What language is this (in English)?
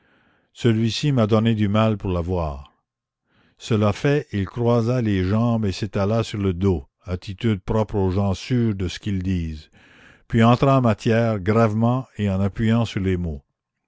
French